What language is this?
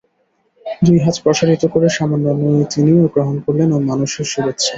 Bangla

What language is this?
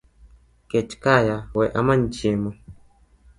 Luo (Kenya and Tanzania)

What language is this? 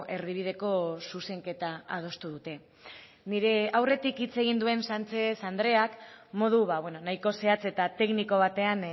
Basque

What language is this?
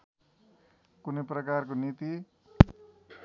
Nepali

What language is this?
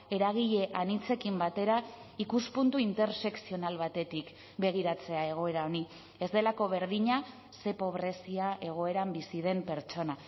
Basque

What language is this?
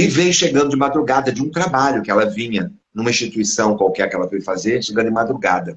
Portuguese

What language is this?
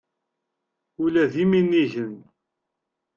Kabyle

